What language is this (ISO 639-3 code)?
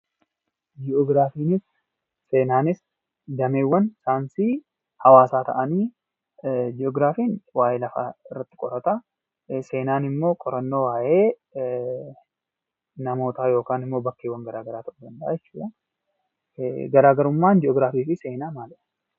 orm